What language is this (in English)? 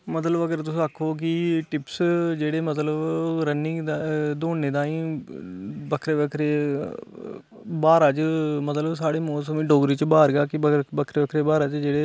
Dogri